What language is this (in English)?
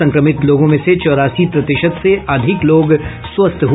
Hindi